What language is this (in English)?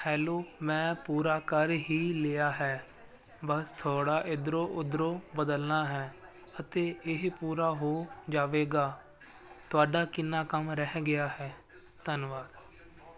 Punjabi